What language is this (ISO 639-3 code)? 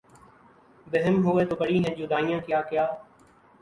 urd